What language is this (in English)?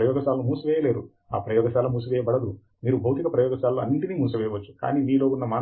Telugu